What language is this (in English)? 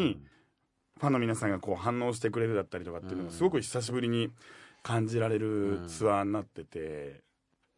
Japanese